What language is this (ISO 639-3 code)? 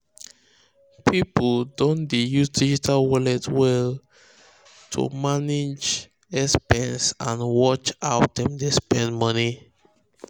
pcm